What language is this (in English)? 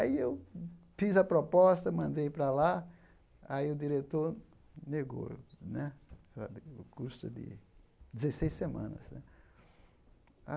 Portuguese